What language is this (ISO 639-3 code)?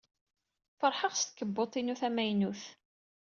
kab